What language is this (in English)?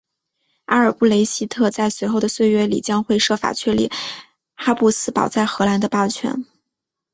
Chinese